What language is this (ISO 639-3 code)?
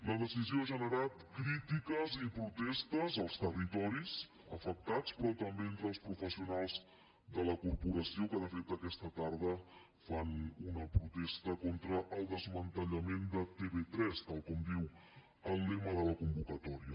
cat